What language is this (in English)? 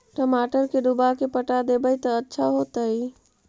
Magahi